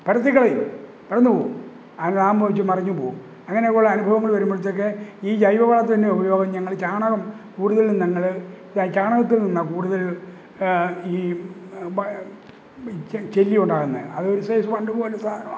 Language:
Malayalam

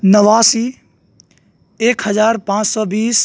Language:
Urdu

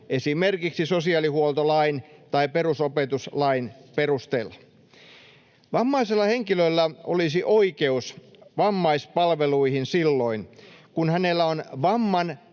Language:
Finnish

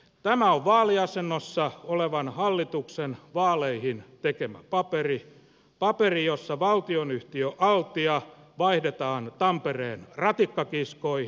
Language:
Finnish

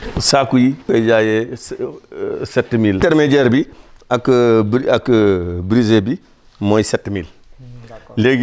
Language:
Wolof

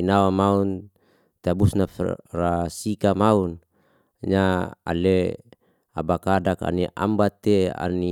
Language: Liana-Seti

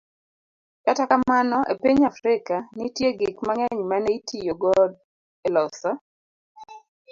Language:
Luo (Kenya and Tanzania)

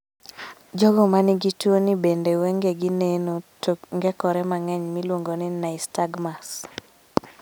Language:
Luo (Kenya and Tanzania)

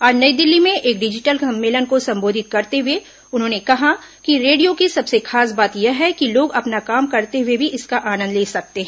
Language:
Hindi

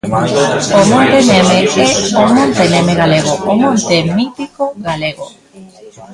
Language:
Galician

